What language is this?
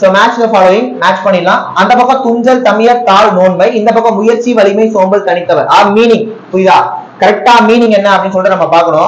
Hindi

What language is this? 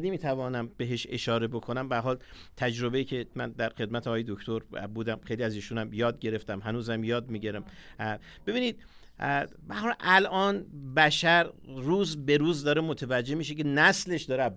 Persian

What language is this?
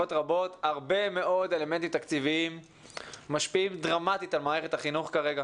Hebrew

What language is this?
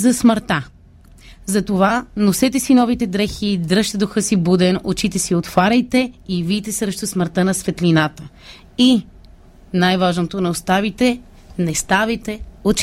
Bulgarian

